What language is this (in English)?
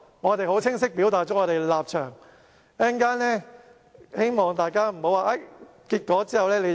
Cantonese